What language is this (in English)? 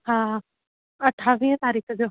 Sindhi